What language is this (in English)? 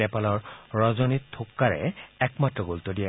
Assamese